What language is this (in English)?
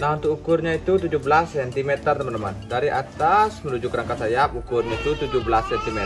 Indonesian